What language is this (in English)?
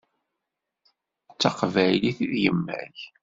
Kabyle